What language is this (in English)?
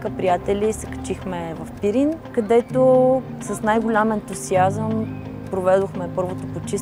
Bulgarian